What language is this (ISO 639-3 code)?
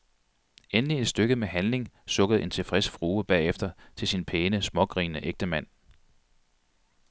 dan